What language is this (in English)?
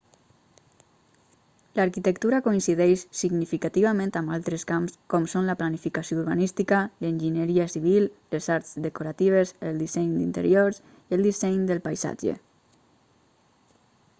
Catalan